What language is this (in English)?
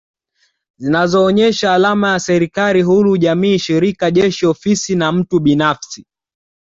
Swahili